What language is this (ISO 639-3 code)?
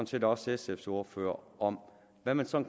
dan